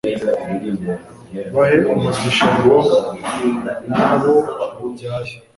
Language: Kinyarwanda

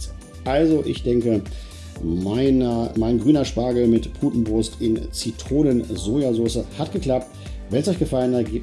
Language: German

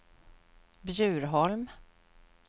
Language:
Swedish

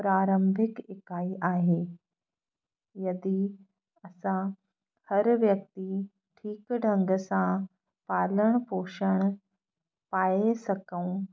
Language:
Sindhi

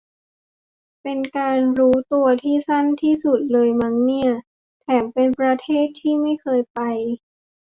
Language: Thai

